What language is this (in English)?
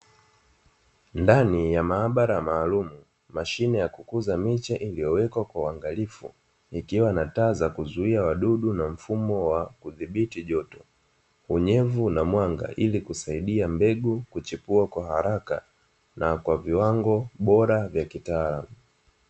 Swahili